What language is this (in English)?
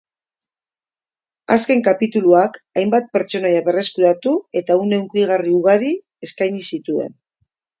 Basque